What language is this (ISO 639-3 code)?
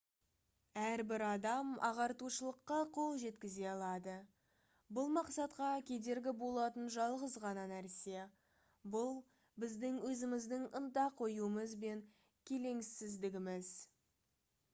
kaz